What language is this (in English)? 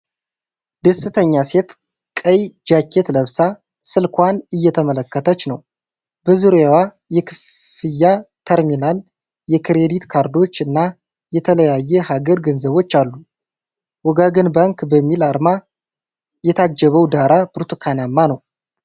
Amharic